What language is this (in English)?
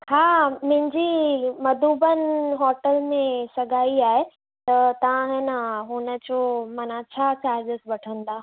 Sindhi